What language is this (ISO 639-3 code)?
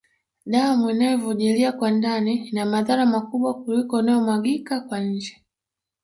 swa